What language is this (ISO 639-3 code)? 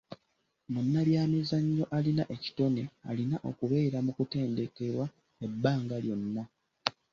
lug